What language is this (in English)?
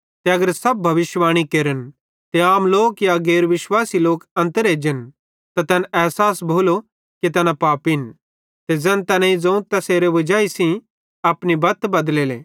Bhadrawahi